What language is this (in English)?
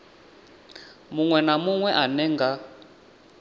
Venda